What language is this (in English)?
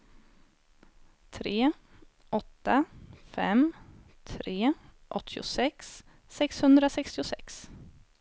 Swedish